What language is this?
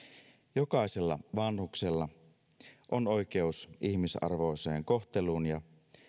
Finnish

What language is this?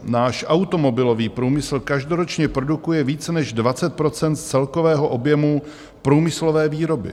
Czech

